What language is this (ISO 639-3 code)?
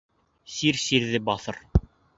bak